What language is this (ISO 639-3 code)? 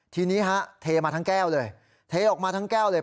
tha